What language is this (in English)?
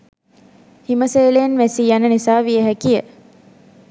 Sinhala